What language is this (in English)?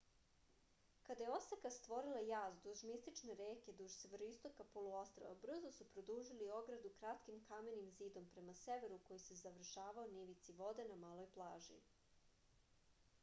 Serbian